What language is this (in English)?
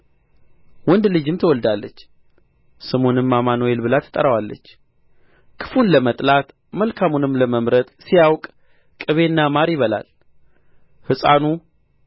Amharic